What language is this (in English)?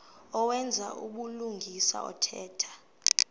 Xhosa